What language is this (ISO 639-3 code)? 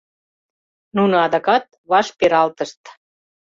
chm